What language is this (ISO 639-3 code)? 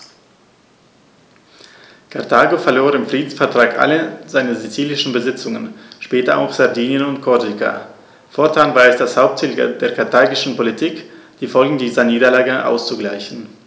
deu